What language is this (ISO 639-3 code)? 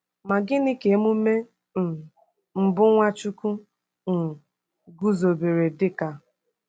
ibo